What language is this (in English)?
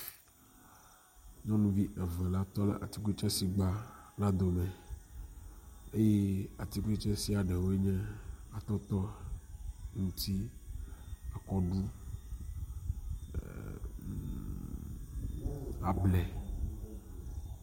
Ewe